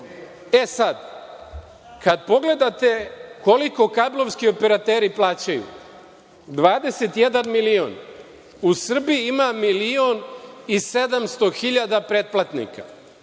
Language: Serbian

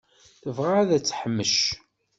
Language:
Kabyle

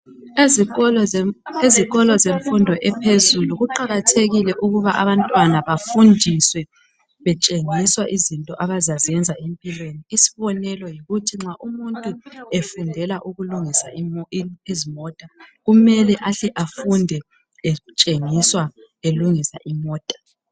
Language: North Ndebele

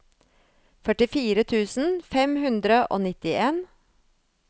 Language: Norwegian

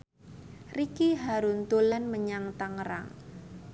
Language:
Javanese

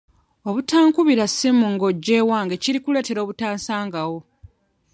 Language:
Ganda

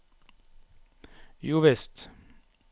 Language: Norwegian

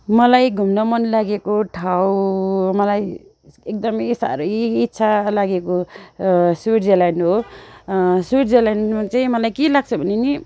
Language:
Nepali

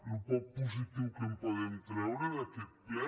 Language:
Catalan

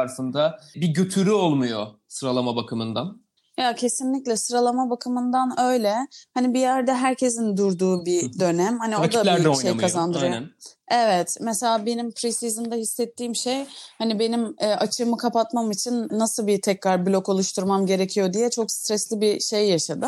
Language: Turkish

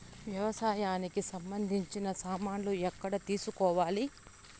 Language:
Telugu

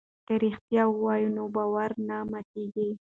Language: Pashto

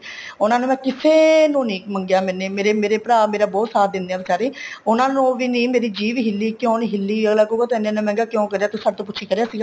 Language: Punjabi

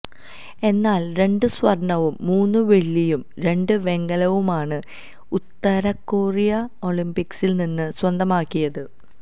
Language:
Malayalam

